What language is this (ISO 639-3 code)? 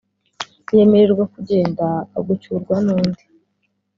kin